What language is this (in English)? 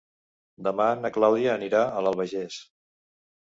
Catalan